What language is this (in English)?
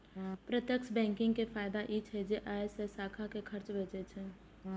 Maithili